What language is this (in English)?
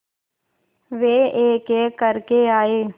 Hindi